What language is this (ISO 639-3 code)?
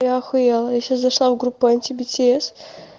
rus